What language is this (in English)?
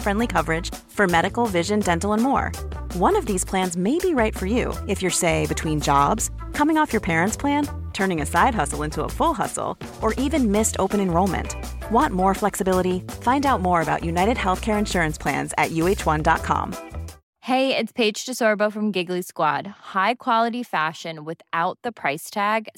Swedish